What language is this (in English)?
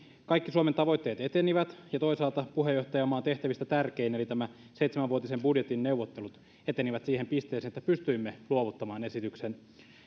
Finnish